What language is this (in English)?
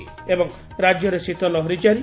Odia